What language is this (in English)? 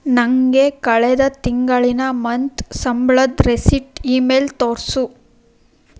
Kannada